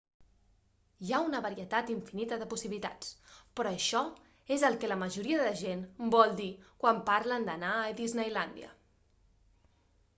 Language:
Catalan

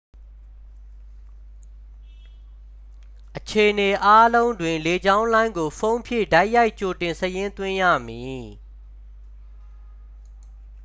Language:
Burmese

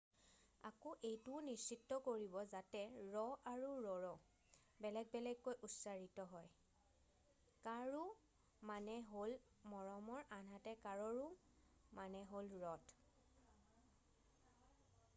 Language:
Assamese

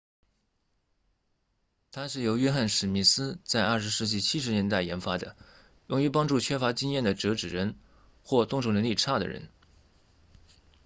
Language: Chinese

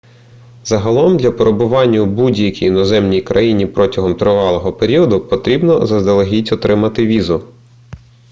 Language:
Ukrainian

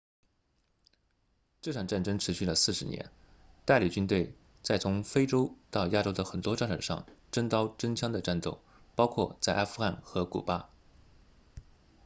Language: Chinese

